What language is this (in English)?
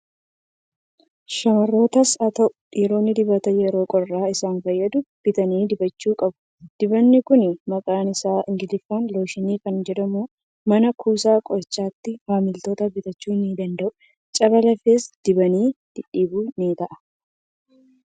Oromo